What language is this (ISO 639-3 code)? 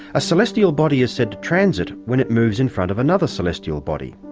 eng